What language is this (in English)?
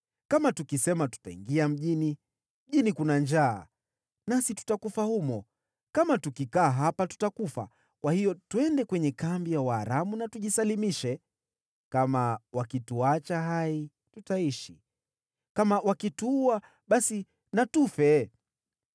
Swahili